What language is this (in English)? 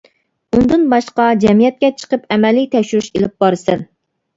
Uyghur